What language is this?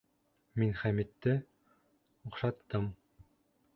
Bashkir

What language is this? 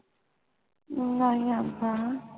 Punjabi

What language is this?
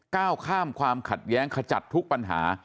Thai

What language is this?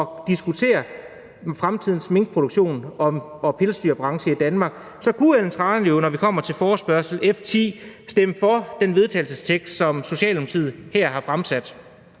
Danish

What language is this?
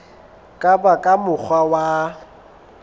Southern Sotho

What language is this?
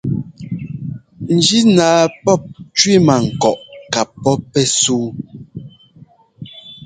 Ngomba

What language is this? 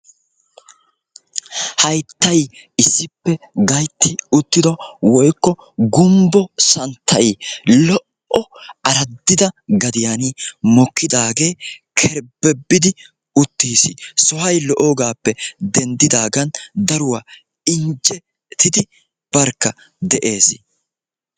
Wolaytta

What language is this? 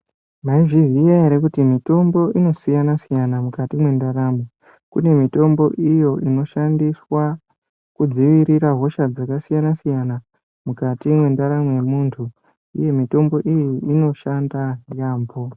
Ndau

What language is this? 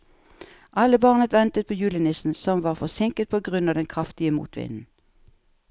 Norwegian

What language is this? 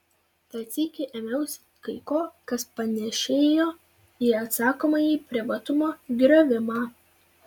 Lithuanian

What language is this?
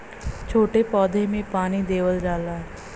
Bhojpuri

